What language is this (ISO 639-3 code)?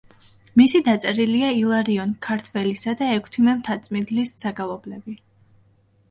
kat